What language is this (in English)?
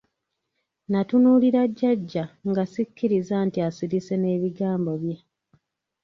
Ganda